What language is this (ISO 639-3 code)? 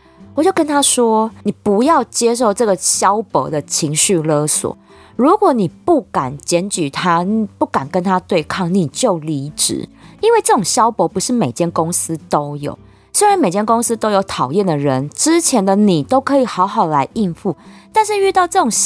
zho